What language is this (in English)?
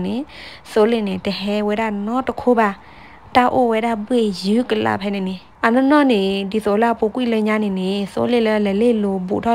Thai